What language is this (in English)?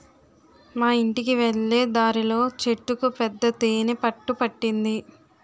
Telugu